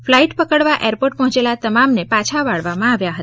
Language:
Gujarati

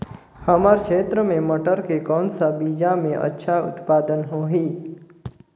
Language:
Chhattisgarhi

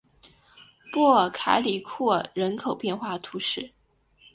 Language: Chinese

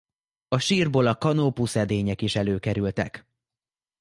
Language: Hungarian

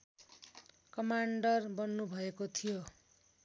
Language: Nepali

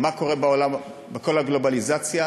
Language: Hebrew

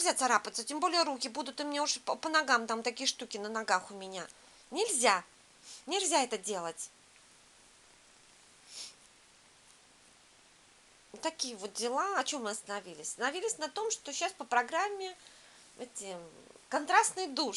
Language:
Russian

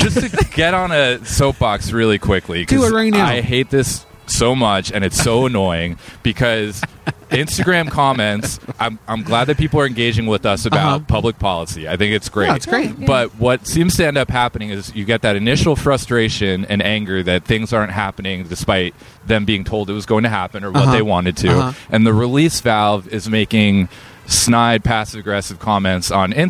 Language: English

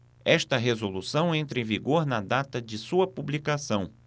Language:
Portuguese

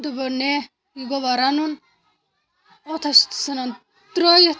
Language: Kashmiri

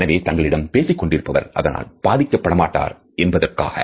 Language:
Tamil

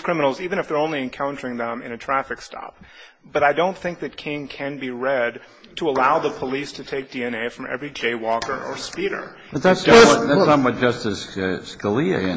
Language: English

